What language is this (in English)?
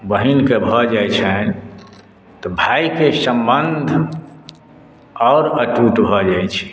Maithili